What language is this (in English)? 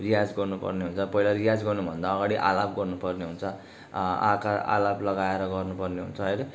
Nepali